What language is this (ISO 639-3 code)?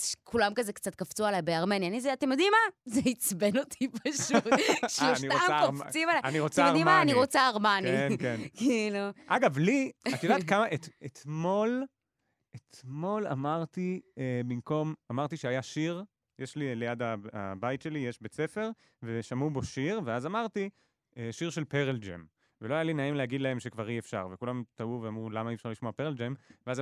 heb